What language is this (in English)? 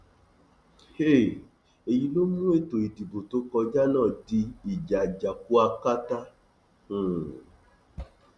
Yoruba